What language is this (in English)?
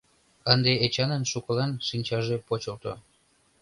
Mari